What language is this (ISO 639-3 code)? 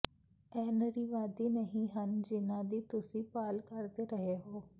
pan